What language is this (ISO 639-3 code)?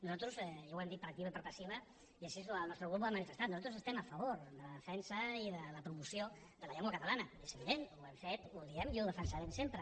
cat